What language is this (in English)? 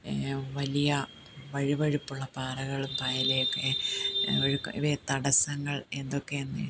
Malayalam